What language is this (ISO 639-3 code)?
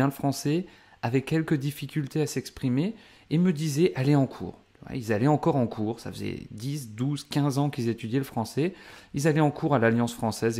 fra